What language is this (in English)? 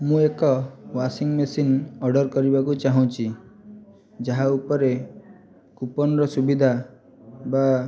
Odia